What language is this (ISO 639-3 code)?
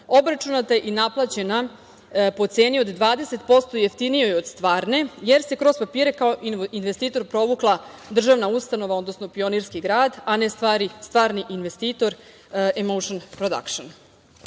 srp